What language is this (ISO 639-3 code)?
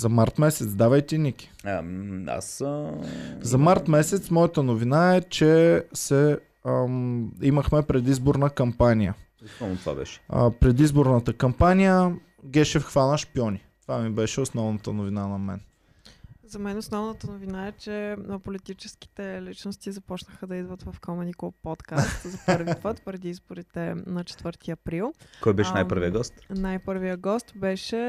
bul